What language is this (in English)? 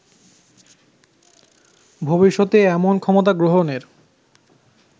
Bangla